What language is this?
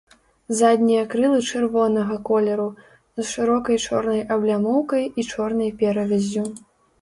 Belarusian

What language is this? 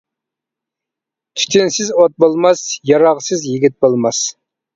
Uyghur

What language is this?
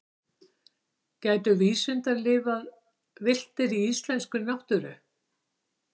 Icelandic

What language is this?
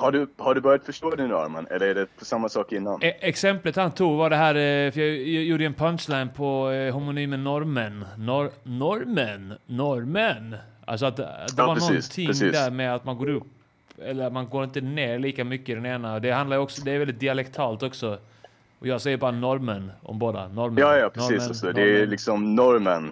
Swedish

